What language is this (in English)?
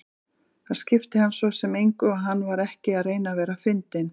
Icelandic